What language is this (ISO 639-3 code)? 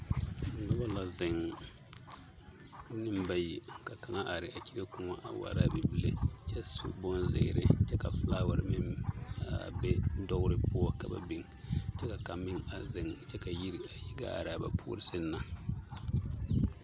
dga